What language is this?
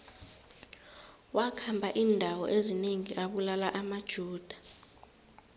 South Ndebele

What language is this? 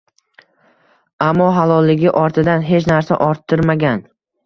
Uzbek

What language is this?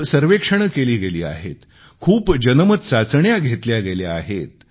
Marathi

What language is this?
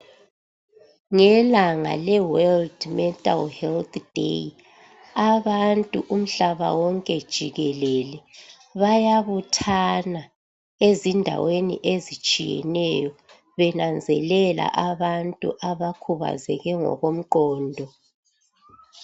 North Ndebele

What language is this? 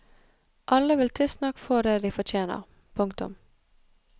Norwegian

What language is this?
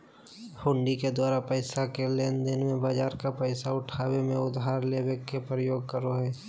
Magahi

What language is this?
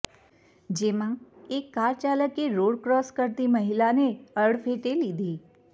Gujarati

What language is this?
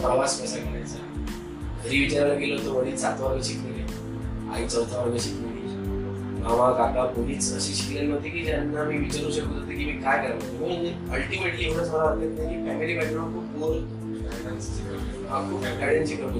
Marathi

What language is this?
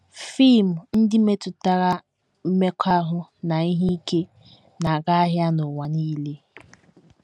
Igbo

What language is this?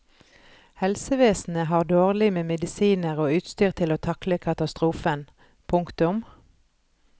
Norwegian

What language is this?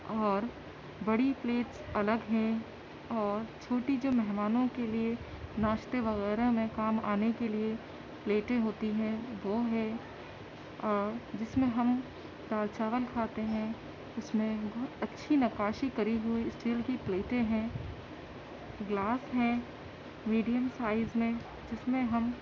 Urdu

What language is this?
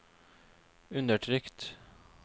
Norwegian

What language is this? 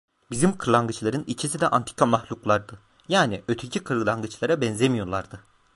Turkish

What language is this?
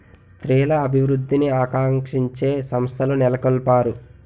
Telugu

